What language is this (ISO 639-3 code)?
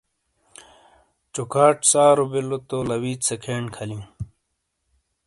scl